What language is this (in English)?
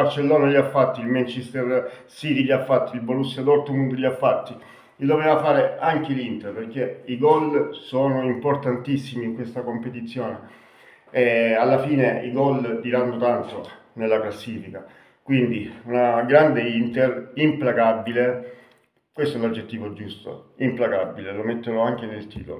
Italian